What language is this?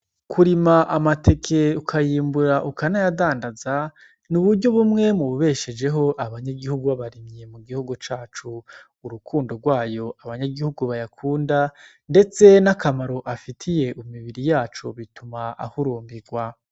Rundi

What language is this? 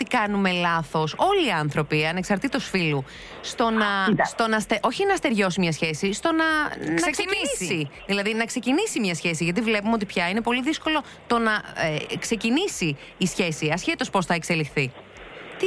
Greek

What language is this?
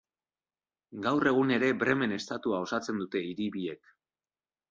Basque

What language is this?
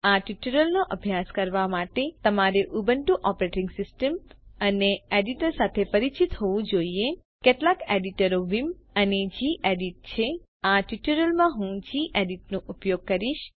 Gujarati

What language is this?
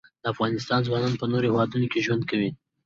Pashto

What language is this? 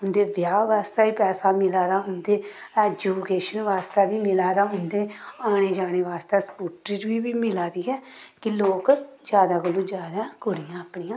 Dogri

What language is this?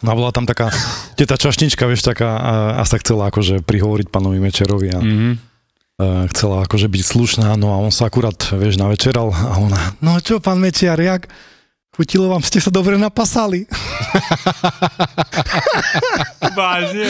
Slovak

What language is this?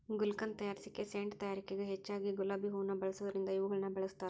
Kannada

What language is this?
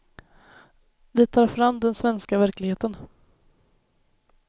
Swedish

